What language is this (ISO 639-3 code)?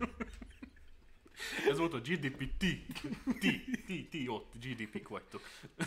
hun